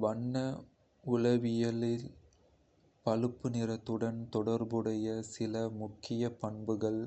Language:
Kota (India)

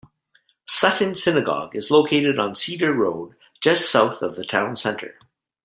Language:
English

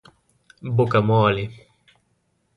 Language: Portuguese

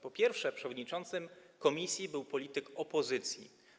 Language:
Polish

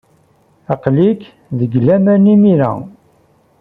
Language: Kabyle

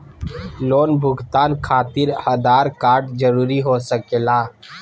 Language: Magahi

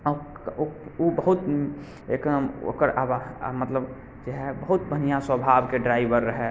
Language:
Maithili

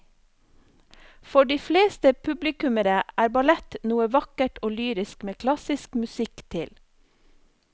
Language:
Norwegian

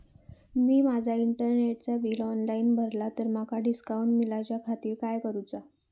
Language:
Marathi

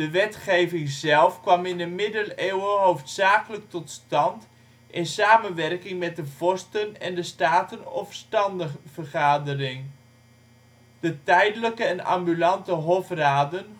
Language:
Dutch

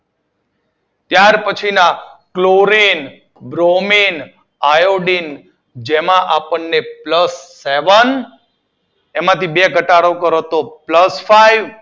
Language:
Gujarati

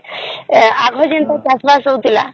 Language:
Odia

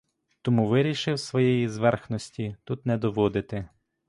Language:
Ukrainian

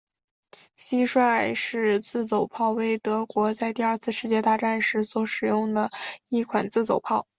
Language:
Chinese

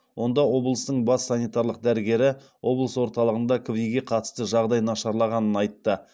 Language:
Kazakh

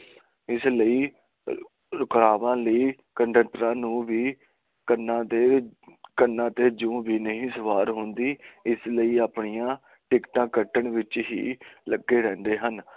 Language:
Punjabi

